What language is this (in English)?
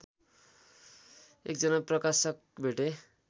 Nepali